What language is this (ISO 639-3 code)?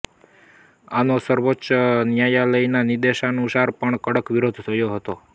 guj